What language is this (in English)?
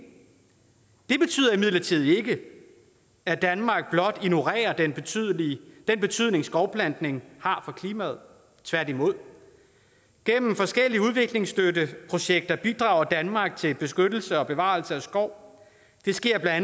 Danish